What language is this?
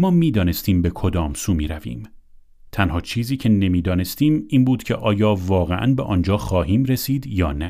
Persian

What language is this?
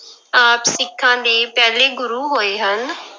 Punjabi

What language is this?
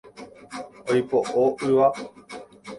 Guarani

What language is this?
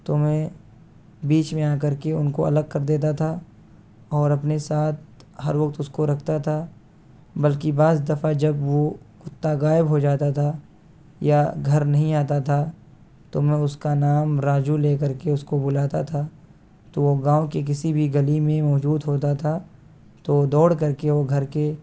Urdu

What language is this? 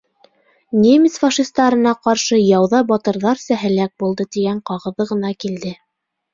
Bashkir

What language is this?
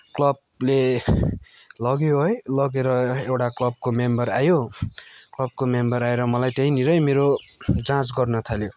Nepali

